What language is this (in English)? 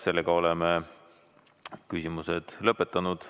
Estonian